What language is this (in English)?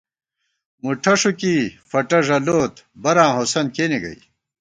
Gawar-Bati